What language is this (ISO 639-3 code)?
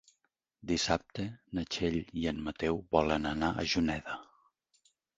cat